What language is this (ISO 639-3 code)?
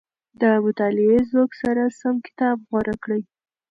pus